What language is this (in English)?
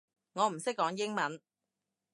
Cantonese